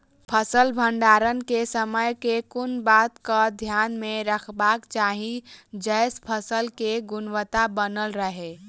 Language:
Maithili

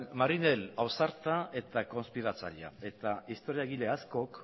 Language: Basque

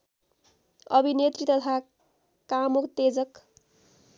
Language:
Nepali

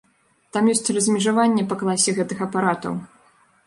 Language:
Belarusian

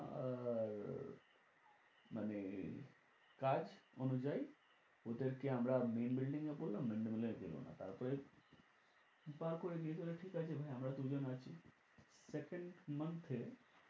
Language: Bangla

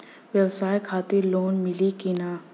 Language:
Bhojpuri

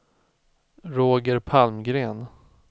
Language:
Swedish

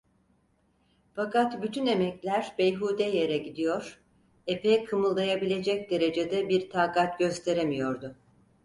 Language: Turkish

